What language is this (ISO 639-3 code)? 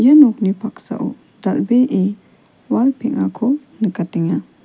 grt